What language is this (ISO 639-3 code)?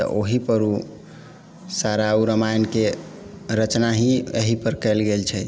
mai